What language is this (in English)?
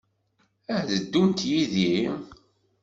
Kabyle